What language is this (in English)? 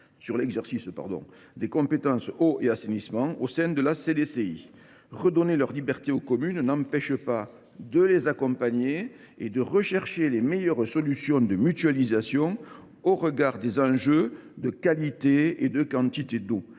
French